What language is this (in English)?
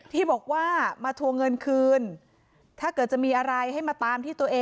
Thai